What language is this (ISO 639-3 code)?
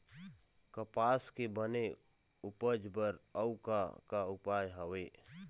hne